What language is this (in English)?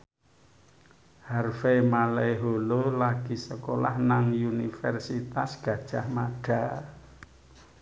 Javanese